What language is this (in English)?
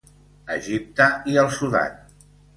Catalan